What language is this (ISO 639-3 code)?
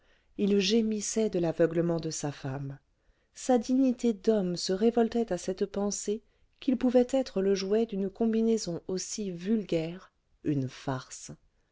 fra